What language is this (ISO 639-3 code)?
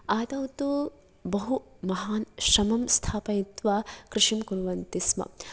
san